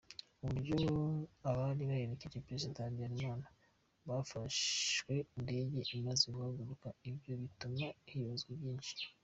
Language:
Kinyarwanda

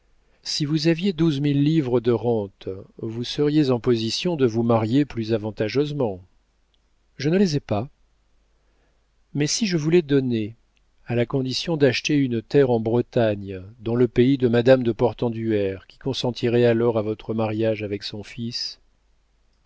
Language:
French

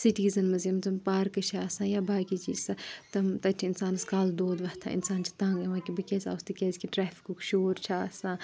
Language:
Kashmiri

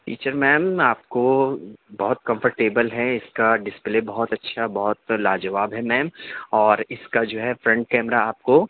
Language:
Urdu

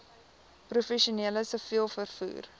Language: Afrikaans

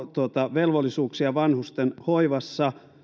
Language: Finnish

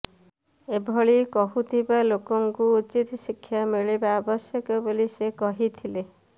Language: Odia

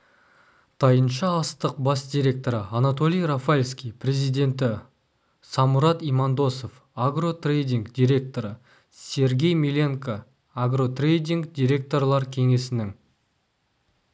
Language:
Kazakh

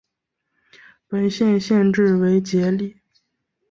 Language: Chinese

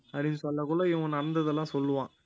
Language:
Tamil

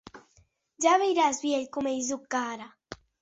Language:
Occitan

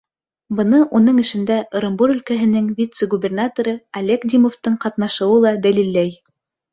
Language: Bashkir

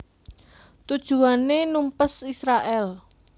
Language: Javanese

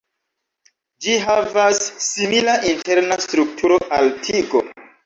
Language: Esperanto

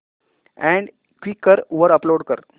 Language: Marathi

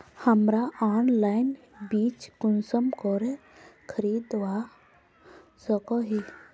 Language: Magahi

